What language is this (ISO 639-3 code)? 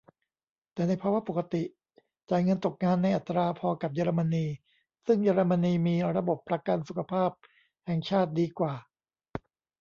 tha